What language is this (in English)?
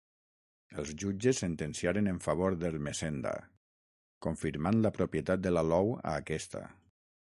Catalan